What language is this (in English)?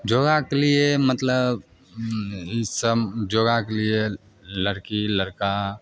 Maithili